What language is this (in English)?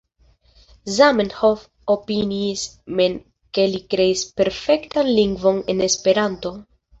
Esperanto